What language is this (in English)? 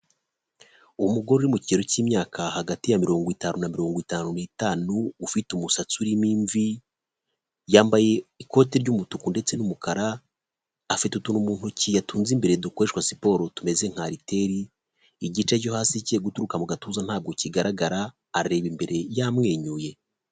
Kinyarwanda